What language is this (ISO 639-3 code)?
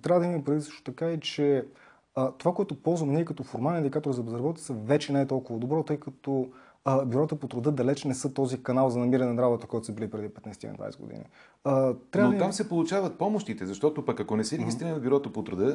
bul